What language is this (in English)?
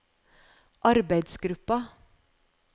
Norwegian